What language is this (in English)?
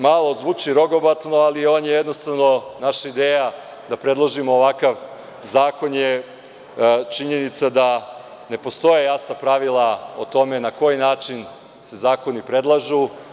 Serbian